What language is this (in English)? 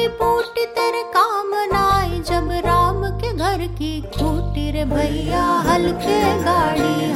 Hindi